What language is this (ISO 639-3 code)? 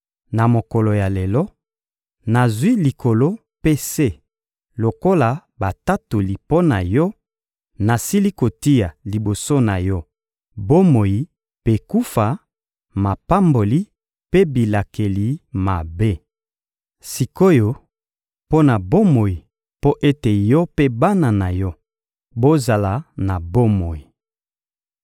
lin